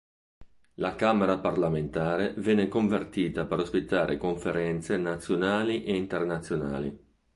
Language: Italian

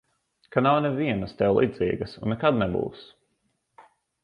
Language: Latvian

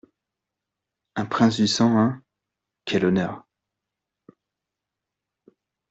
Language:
French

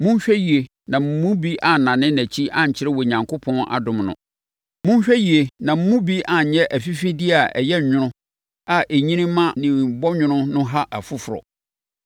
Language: Akan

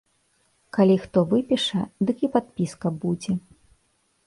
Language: Belarusian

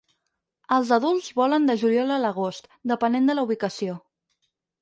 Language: Catalan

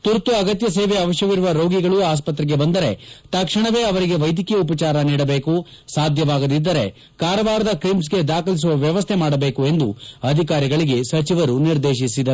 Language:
Kannada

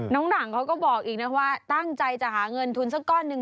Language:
Thai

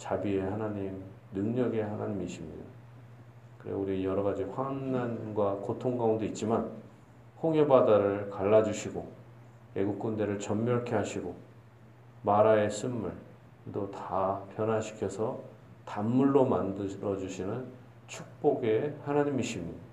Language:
Korean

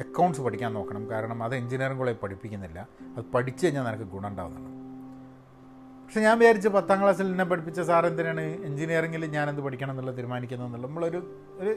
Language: Malayalam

